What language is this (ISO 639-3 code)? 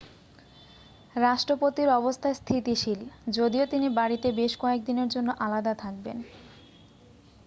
ben